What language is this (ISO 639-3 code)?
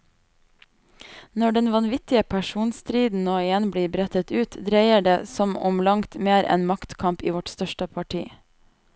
nor